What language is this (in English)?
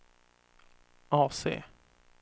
Swedish